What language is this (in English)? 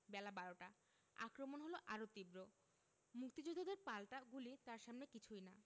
Bangla